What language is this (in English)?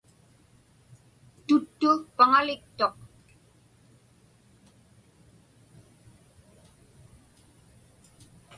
Inupiaq